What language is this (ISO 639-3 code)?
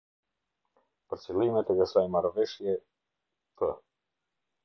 sqi